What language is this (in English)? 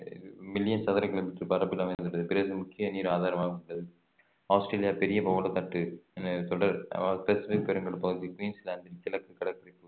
Tamil